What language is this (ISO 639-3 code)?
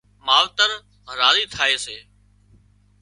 kxp